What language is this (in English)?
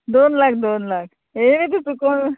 Konkani